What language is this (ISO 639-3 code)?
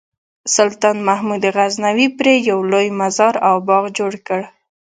pus